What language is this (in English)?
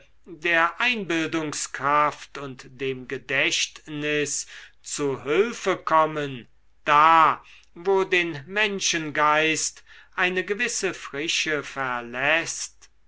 German